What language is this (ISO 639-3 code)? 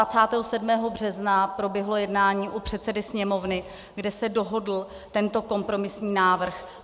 ces